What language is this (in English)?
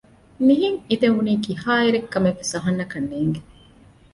Divehi